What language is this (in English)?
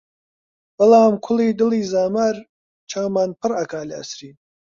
Central Kurdish